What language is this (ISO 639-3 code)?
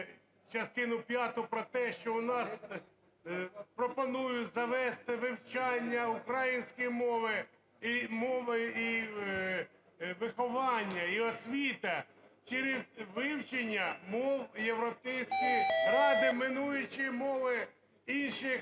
ukr